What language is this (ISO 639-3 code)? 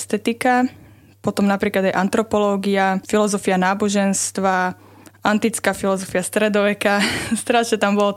slk